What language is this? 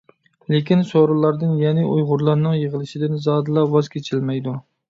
Uyghur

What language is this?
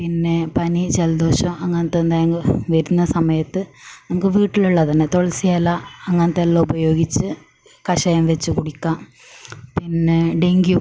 Malayalam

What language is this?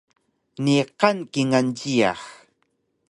Taroko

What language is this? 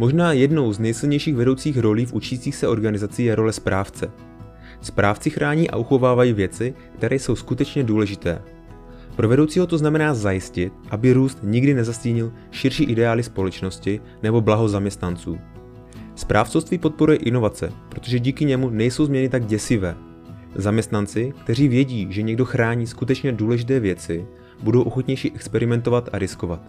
Czech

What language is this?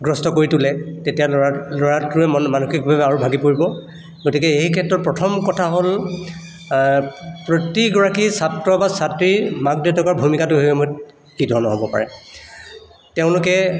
Assamese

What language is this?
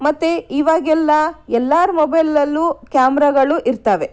Kannada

